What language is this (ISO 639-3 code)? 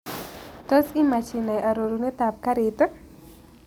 kln